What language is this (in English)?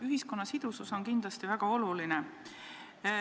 Estonian